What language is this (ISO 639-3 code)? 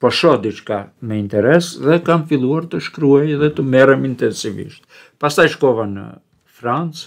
ron